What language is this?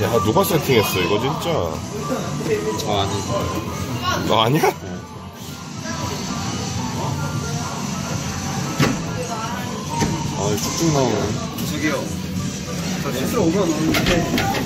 Korean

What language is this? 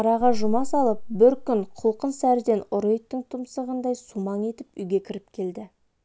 Kazakh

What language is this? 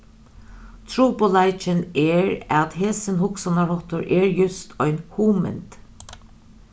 Faroese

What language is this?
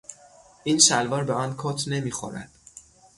Persian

